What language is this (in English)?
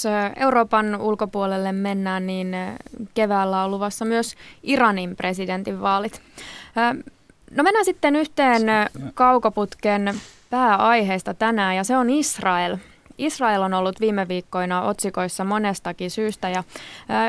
Finnish